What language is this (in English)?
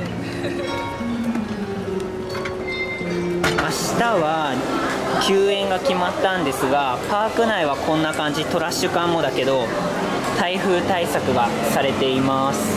Japanese